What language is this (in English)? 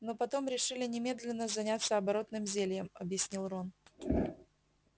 Russian